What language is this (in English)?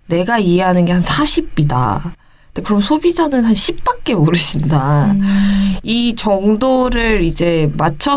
Korean